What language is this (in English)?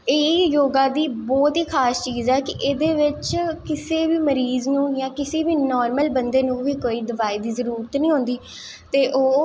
Dogri